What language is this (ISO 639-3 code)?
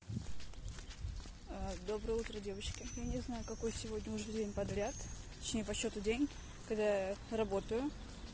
rus